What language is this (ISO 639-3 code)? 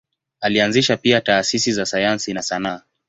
swa